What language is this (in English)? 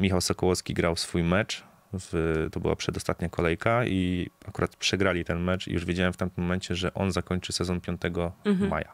Polish